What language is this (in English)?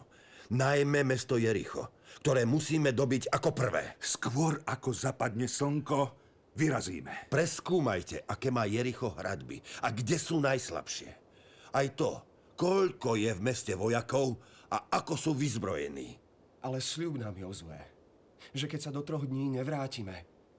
Slovak